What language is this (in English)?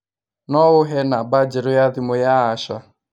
Kikuyu